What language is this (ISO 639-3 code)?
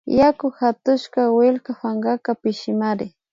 qvi